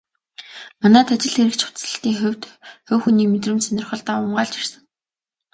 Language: Mongolian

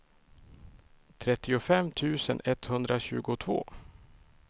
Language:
Swedish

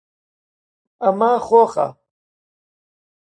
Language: Central Kurdish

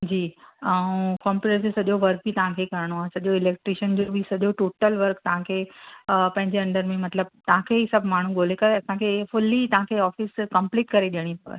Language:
Sindhi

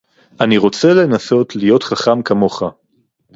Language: Hebrew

